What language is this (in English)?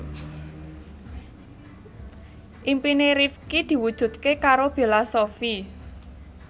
Javanese